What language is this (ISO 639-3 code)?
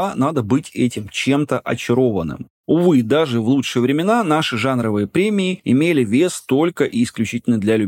rus